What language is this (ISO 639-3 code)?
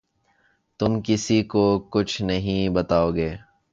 urd